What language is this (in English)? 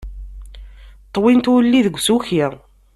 Kabyle